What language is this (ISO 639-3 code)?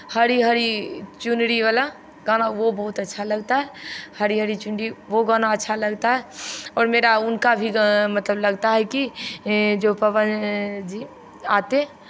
hin